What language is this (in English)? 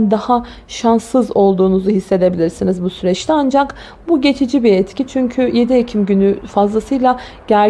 Turkish